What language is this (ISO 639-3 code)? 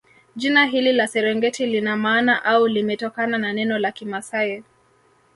swa